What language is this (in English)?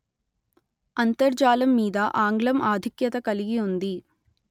Telugu